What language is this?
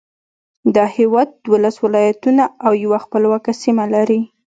Pashto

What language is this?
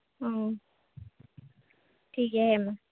Santali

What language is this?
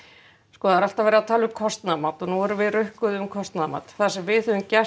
Icelandic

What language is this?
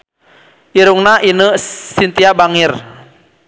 Sundanese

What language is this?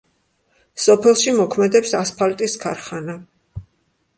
Georgian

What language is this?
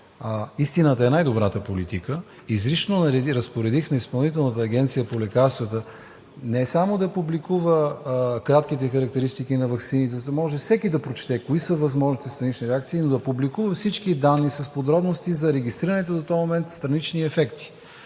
Bulgarian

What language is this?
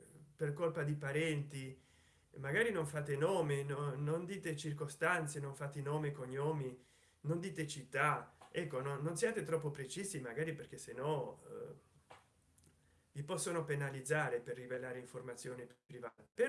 Italian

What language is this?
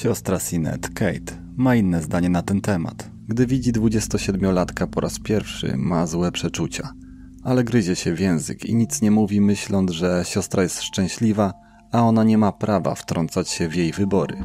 Polish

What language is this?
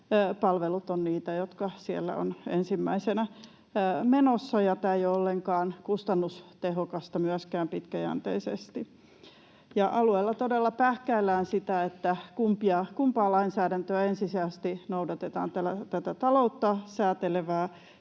Finnish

